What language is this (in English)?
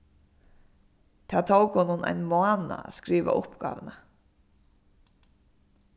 Faroese